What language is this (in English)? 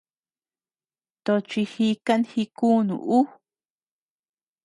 Tepeuxila Cuicatec